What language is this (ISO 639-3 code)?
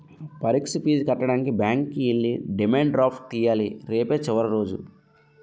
tel